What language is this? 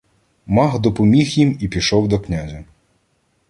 Ukrainian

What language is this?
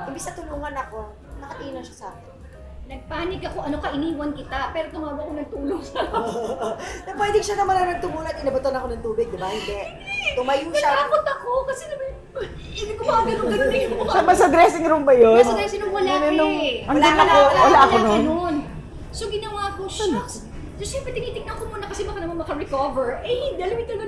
Filipino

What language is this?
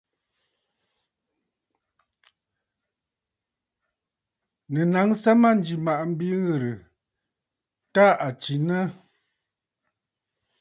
Bafut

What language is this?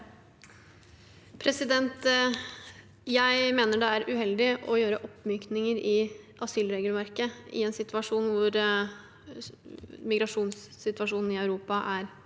Norwegian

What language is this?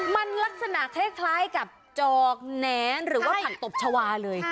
Thai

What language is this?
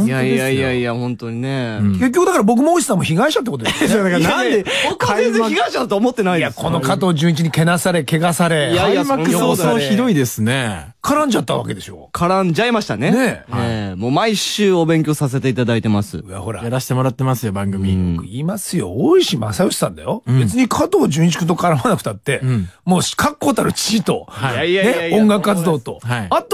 Japanese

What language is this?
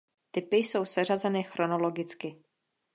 Czech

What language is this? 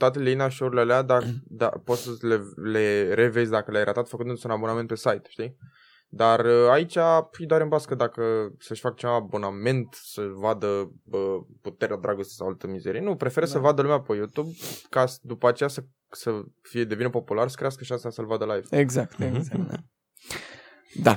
Romanian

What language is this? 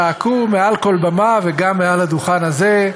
Hebrew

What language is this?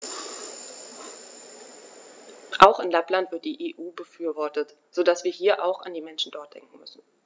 German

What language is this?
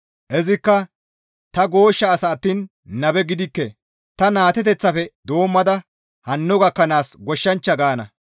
Gamo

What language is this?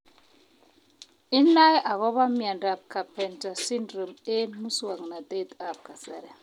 Kalenjin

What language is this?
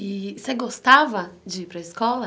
Portuguese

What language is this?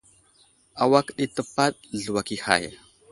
Wuzlam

